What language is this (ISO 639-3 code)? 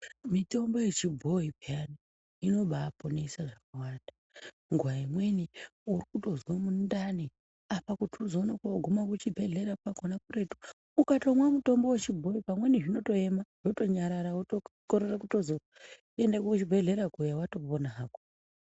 ndc